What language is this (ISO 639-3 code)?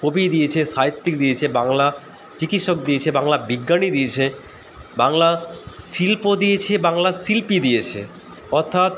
ben